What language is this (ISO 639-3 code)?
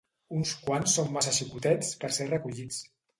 cat